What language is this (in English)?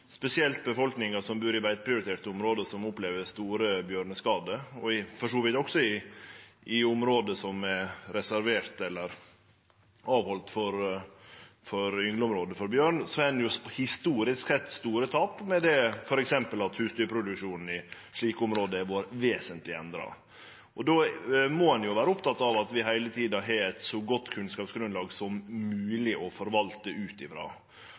Norwegian Nynorsk